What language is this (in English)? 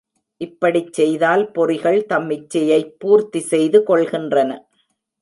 Tamil